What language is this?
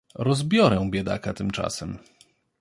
Polish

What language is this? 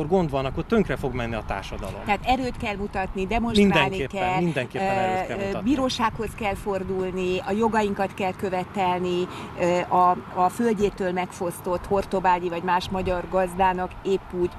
Hungarian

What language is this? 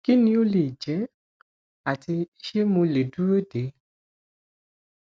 Yoruba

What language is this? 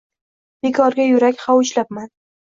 Uzbek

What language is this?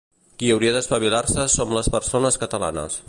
Catalan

